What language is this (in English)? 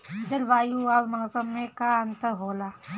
Bhojpuri